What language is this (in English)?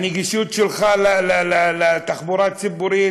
Hebrew